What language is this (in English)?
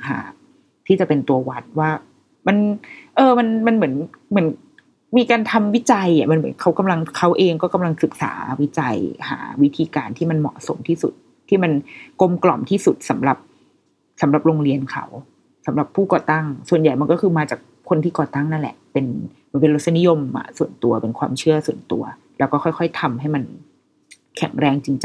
Thai